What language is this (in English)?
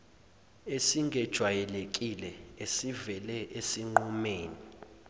Zulu